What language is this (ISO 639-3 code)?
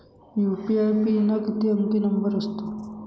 mar